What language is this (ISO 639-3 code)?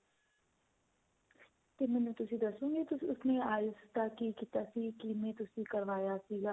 pan